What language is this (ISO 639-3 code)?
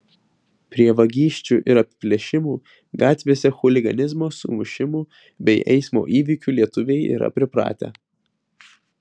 lit